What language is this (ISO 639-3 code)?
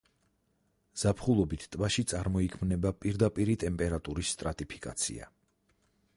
kat